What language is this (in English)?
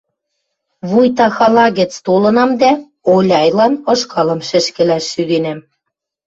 Western Mari